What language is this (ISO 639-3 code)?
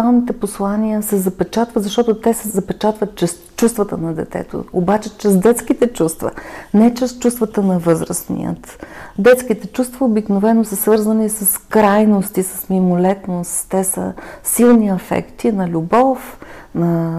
bul